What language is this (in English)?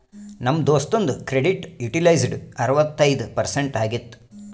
Kannada